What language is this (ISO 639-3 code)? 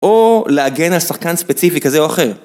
heb